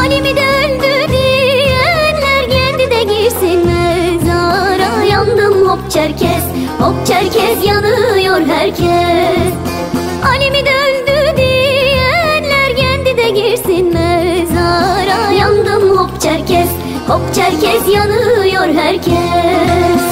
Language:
Turkish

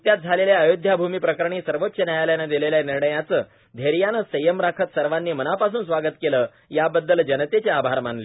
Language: Marathi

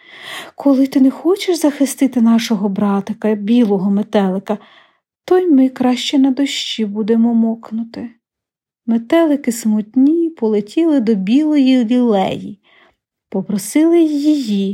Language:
Ukrainian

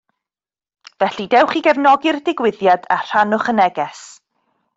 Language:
Welsh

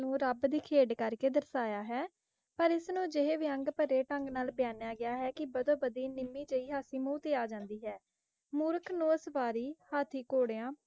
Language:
Punjabi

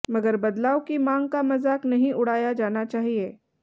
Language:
Hindi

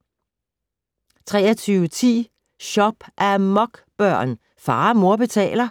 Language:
Danish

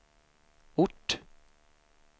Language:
Swedish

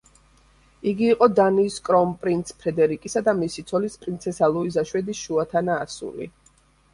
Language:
Georgian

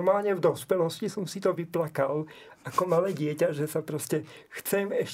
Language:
Slovak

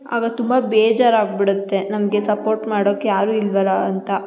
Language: Kannada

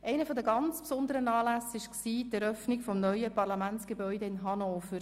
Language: Swiss German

